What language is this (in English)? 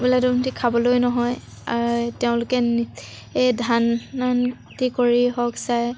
Assamese